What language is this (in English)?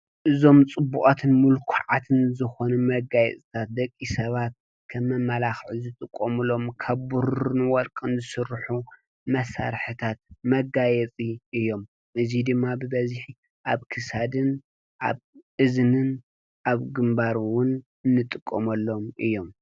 Tigrinya